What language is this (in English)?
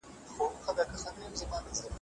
Pashto